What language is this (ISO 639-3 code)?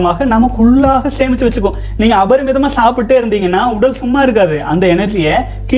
tam